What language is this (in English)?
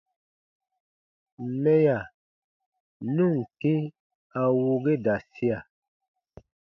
Baatonum